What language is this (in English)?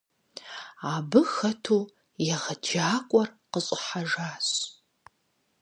Kabardian